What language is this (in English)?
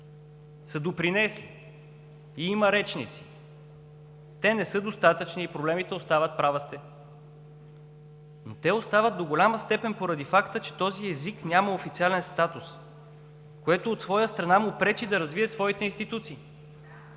Bulgarian